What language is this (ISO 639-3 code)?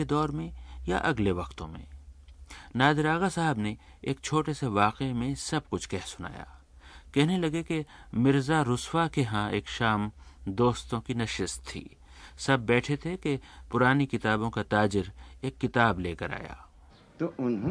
hin